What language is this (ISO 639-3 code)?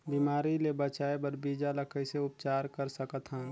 hne